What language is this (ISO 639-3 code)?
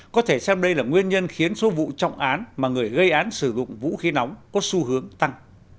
vie